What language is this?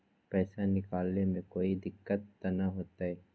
Magahi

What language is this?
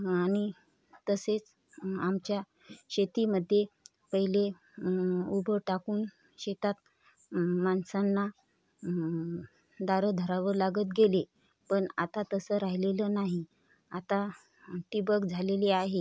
Marathi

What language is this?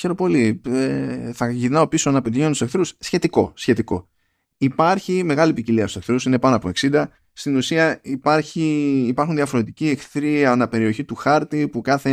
Greek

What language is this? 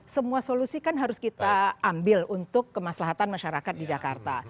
Indonesian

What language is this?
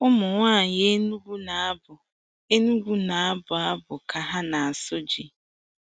Igbo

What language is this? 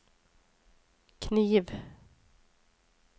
Norwegian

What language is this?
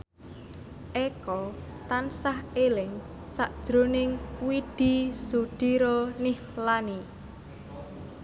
Javanese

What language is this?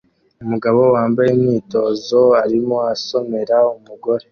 Kinyarwanda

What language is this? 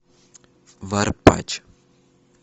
Russian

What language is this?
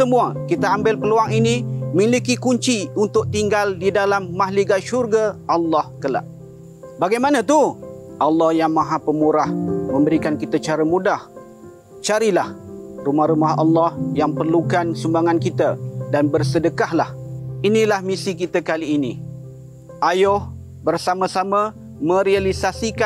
Malay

